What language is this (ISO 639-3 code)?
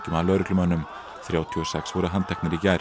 isl